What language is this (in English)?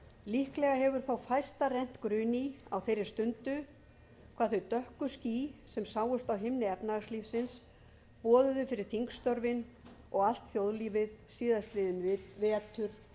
Icelandic